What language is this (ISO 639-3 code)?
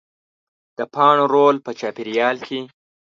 pus